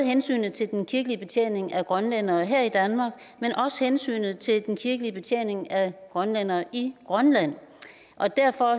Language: Danish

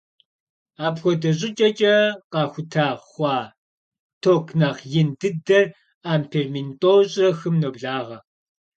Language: Kabardian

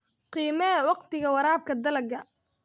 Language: Somali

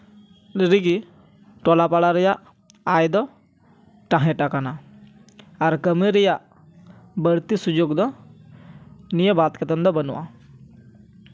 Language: Santali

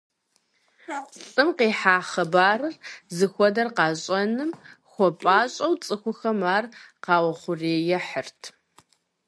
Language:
Kabardian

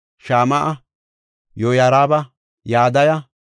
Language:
Gofa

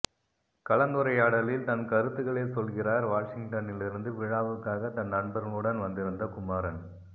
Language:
Tamil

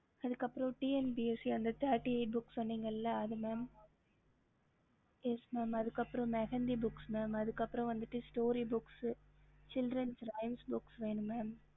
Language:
Tamil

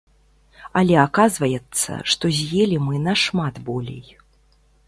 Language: Belarusian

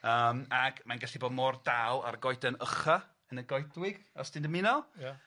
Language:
Welsh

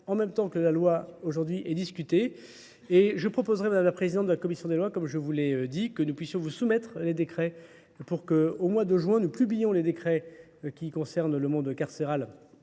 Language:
French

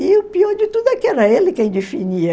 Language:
Portuguese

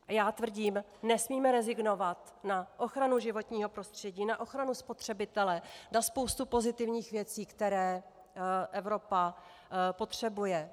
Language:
Czech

